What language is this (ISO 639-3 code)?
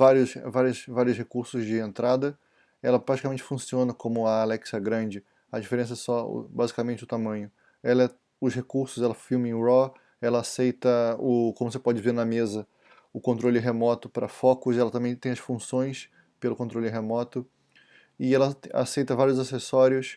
por